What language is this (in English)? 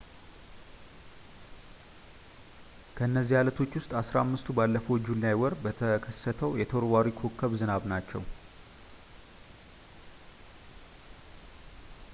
Amharic